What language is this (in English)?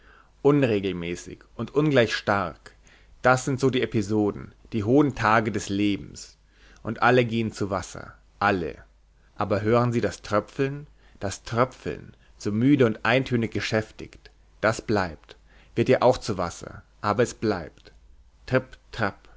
German